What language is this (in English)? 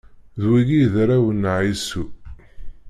Kabyle